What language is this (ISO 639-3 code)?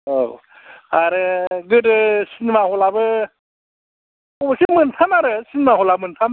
brx